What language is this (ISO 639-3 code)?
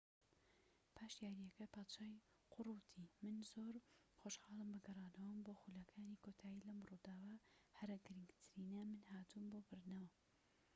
ckb